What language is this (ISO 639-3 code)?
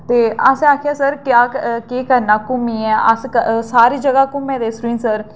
doi